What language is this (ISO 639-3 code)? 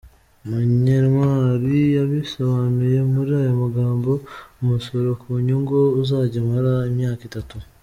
kin